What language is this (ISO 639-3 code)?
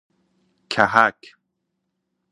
fas